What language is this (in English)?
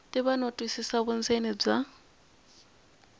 Tsonga